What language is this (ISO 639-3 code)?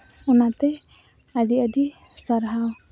sat